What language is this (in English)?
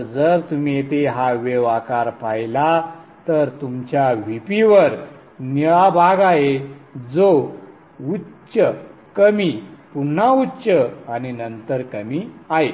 Marathi